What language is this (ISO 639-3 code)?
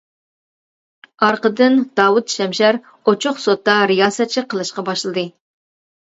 uig